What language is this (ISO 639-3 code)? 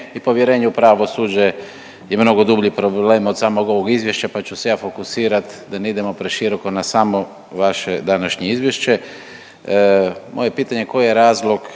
hrv